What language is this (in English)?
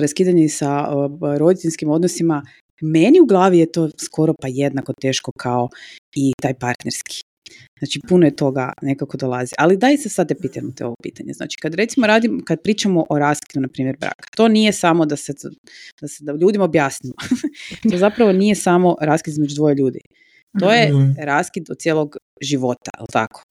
Croatian